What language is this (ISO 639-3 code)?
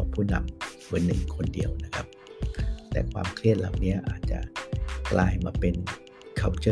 tha